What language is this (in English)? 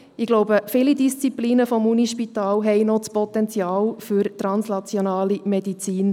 Swiss German